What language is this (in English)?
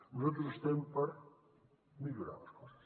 Catalan